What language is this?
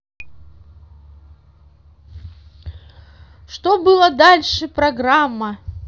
Russian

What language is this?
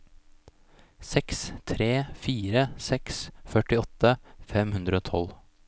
Norwegian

